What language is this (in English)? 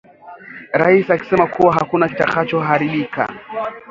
Swahili